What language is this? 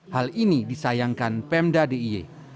Indonesian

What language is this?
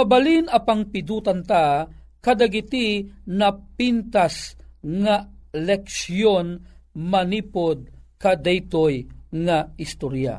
Filipino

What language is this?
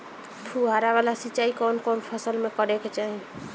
Bhojpuri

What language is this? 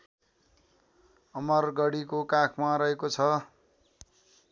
Nepali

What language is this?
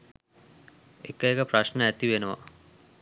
Sinhala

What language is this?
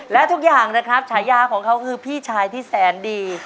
Thai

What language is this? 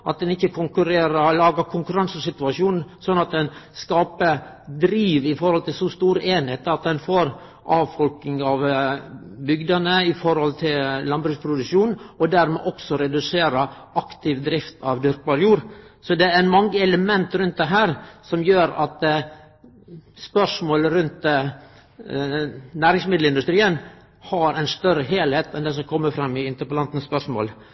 Norwegian Nynorsk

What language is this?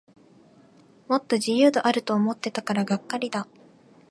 Japanese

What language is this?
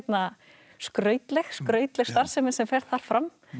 Icelandic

